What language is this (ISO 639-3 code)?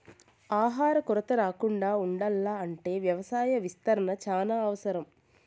tel